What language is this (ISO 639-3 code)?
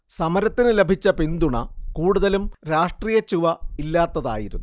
mal